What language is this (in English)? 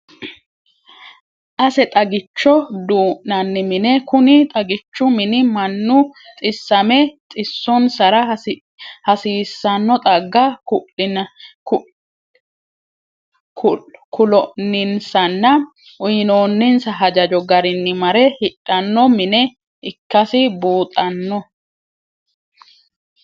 Sidamo